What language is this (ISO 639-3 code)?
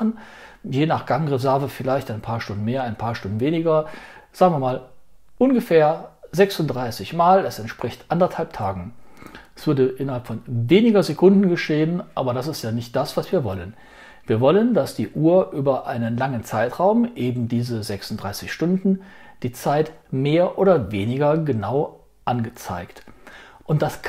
deu